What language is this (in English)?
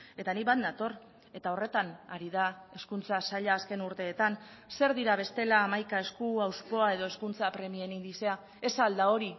Basque